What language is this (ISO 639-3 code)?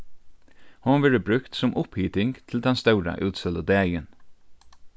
fao